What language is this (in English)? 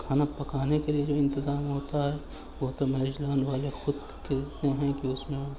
Urdu